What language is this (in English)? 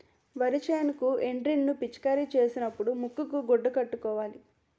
Telugu